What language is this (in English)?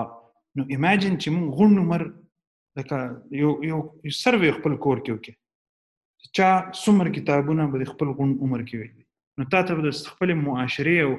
Urdu